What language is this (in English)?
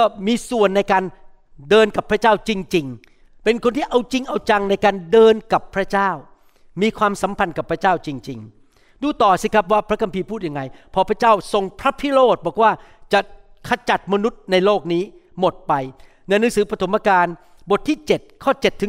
Thai